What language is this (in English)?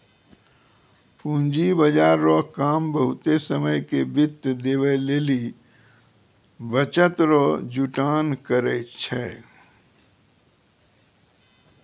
Maithili